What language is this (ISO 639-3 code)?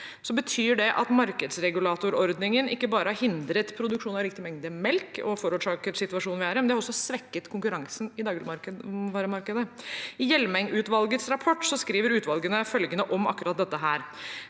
nor